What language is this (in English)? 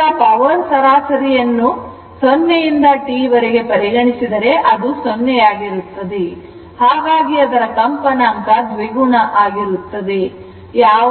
Kannada